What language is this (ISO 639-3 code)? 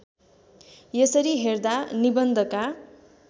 nep